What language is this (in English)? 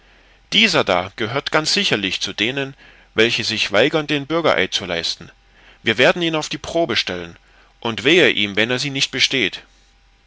German